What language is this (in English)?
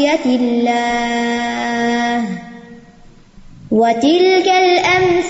Urdu